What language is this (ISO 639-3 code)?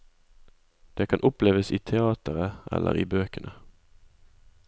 nor